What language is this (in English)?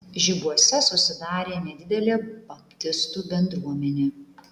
Lithuanian